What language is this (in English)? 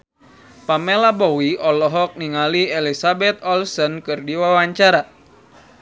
Sundanese